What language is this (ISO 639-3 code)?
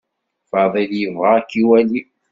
kab